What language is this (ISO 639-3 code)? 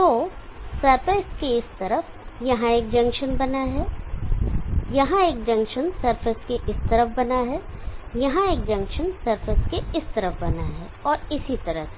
hin